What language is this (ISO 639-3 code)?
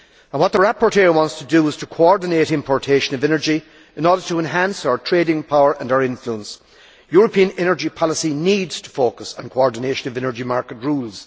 eng